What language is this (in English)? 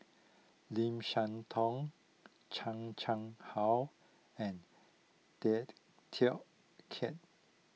English